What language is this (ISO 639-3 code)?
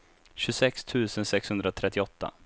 swe